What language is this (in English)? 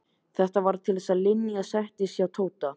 Icelandic